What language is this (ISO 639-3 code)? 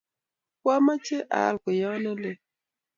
kln